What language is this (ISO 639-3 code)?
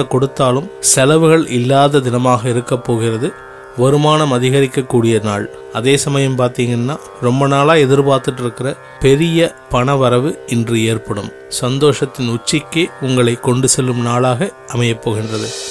tam